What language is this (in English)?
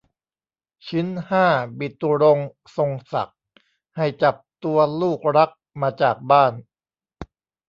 Thai